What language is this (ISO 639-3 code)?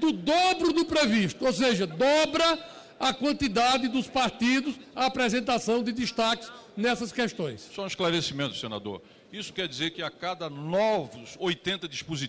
por